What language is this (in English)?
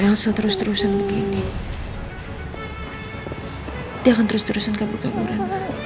Indonesian